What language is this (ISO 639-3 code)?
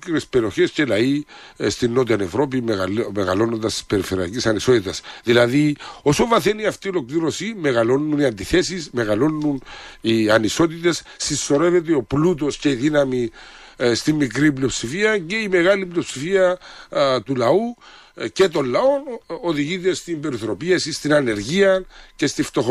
ell